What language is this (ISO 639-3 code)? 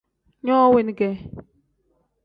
kdh